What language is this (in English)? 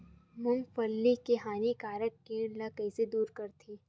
Chhattisgarhi